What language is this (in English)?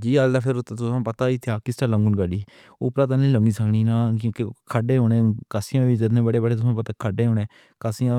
Pahari-Potwari